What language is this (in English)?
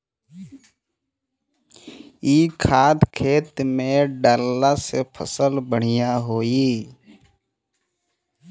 Bhojpuri